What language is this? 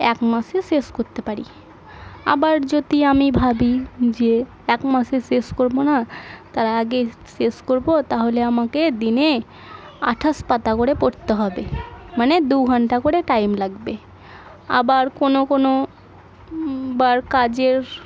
Bangla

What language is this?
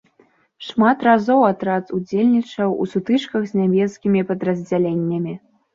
Belarusian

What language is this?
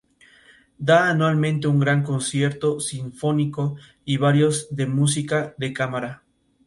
Spanish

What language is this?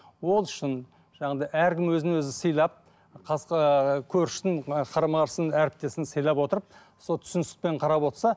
Kazakh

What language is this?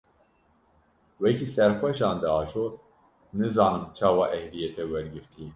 Kurdish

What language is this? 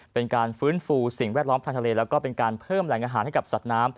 Thai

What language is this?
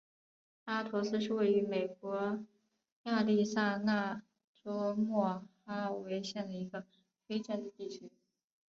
Chinese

